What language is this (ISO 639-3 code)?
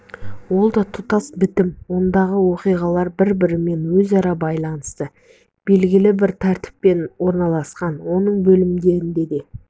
kaz